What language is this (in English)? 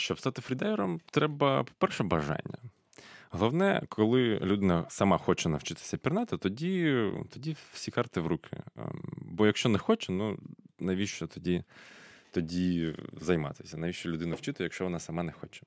Ukrainian